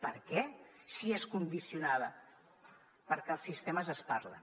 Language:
Catalan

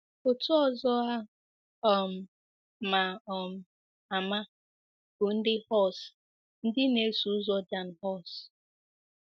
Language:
Igbo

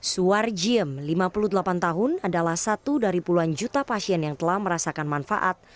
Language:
Indonesian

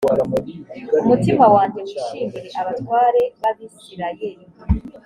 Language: Kinyarwanda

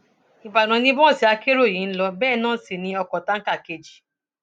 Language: Yoruba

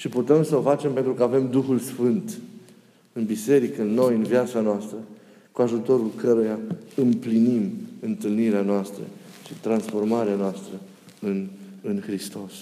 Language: Romanian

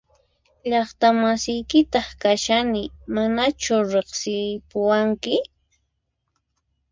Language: Puno Quechua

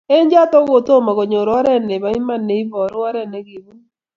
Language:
Kalenjin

